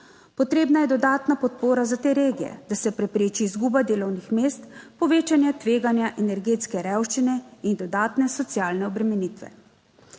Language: Slovenian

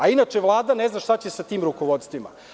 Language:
Serbian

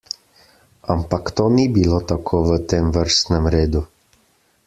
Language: Slovenian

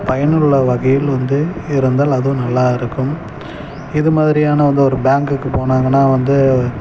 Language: Tamil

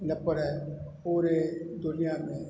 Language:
Sindhi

